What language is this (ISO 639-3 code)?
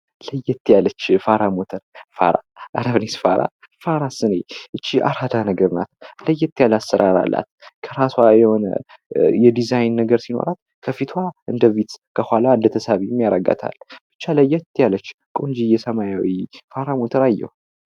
amh